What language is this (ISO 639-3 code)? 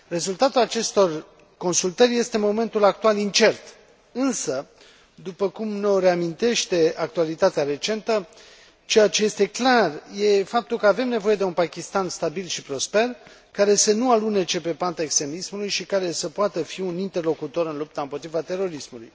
ron